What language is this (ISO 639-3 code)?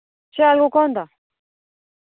doi